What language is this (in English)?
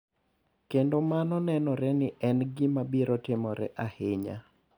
Luo (Kenya and Tanzania)